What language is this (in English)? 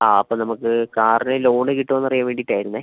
Malayalam